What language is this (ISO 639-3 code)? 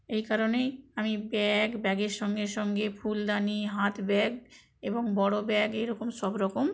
ben